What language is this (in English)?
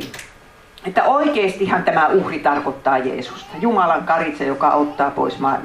Finnish